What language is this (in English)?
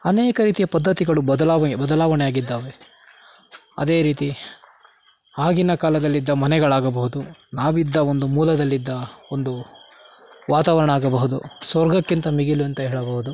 Kannada